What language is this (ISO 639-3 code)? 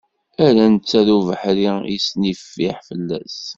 kab